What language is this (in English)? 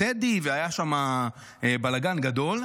Hebrew